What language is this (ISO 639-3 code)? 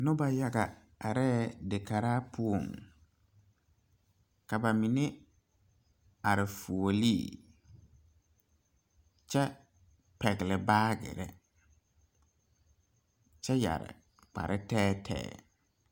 dga